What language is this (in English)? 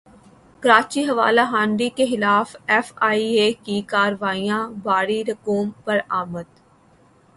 Urdu